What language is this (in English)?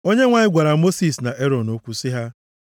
Igbo